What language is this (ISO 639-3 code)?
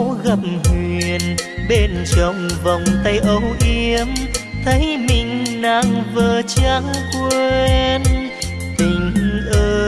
vie